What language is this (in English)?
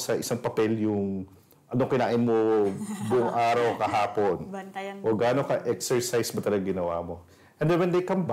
Filipino